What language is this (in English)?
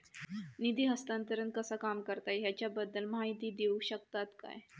Marathi